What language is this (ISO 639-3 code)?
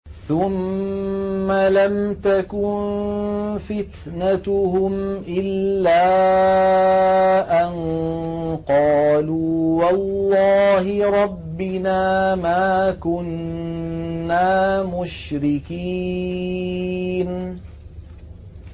ara